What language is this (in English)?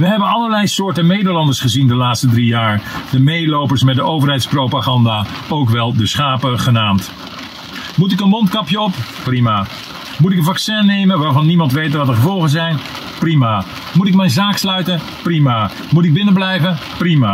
Dutch